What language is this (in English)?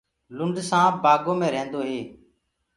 Gurgula